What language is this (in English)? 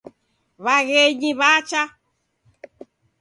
Taita